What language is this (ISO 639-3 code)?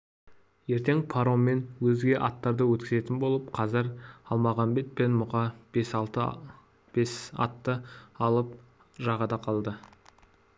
kaz